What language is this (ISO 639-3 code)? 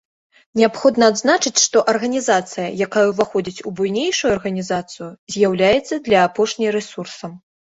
bel